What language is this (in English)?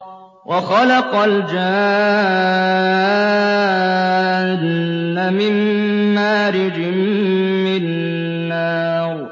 Arabic